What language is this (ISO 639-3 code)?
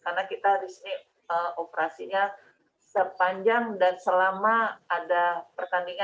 ind